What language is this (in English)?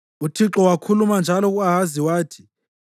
North Ndebele